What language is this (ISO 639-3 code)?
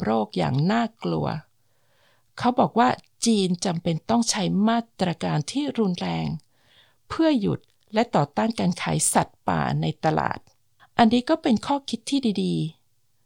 tha